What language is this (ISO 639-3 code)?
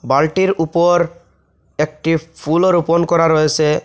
ben